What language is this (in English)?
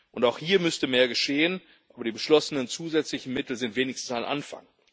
German